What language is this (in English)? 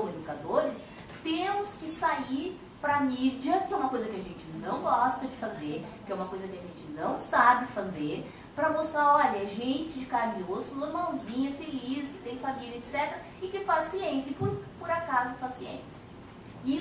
Portuguese